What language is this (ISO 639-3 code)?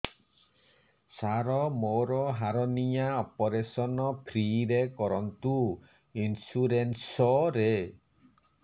ori